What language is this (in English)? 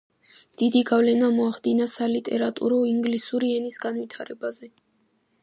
Georgian